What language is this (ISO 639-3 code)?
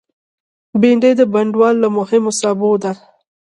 pus